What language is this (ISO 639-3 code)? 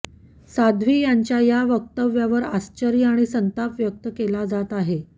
mar